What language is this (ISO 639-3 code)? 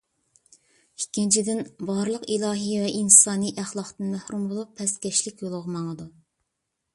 uig